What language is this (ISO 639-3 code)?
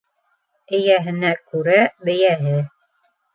bak